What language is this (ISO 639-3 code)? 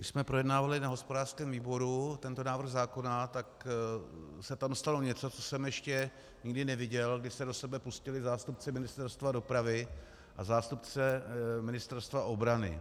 ces